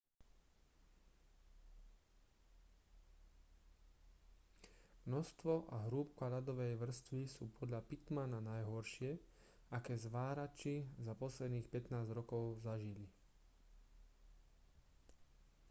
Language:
Slovak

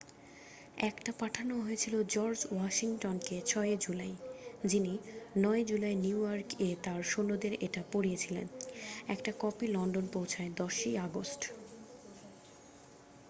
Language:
Bangla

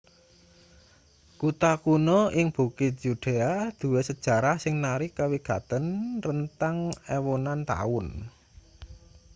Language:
Javanese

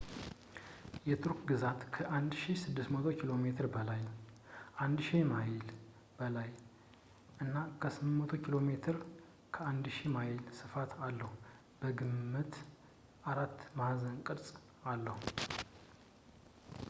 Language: Amharic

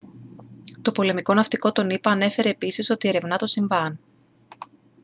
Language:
Greek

